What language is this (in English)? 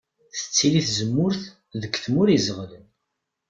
Kabyle